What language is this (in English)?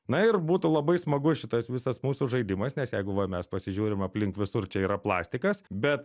Lithuanian